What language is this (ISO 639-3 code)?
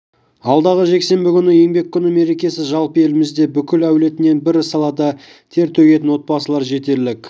kaz